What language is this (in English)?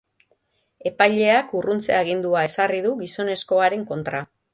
Basque